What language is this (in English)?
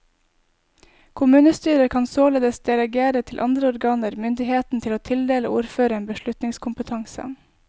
Norwegian